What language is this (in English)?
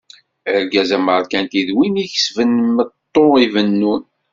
Kabyle